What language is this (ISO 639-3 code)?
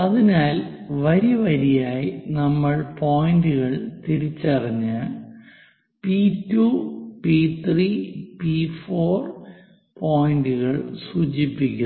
mal